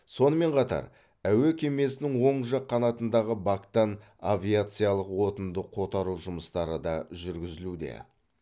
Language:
Kazakh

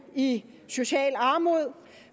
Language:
Danish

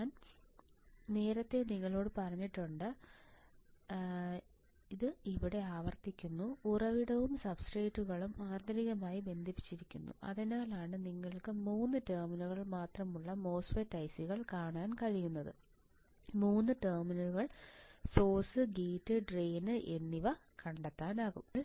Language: Malayalam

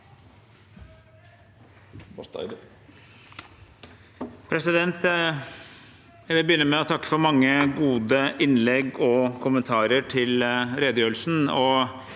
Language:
Norwegian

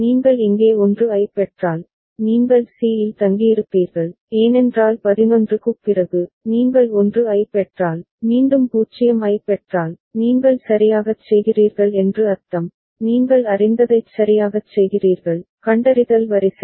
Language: Tamil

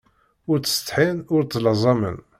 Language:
Kabyle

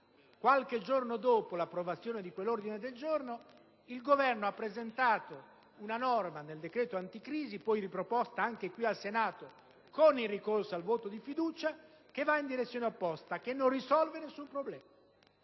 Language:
Italian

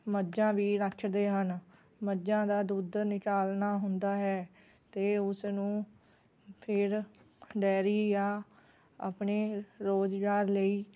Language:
Punjabi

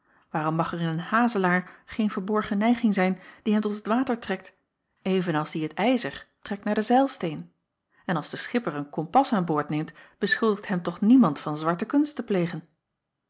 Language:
Dutch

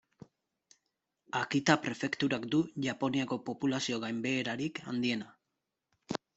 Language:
Basque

